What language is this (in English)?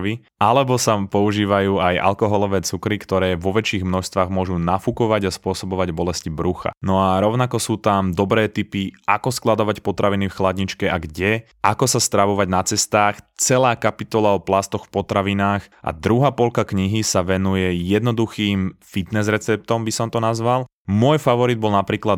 Slovak